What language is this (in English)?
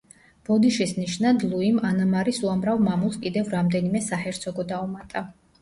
Georgian